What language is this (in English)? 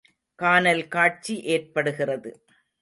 Tamil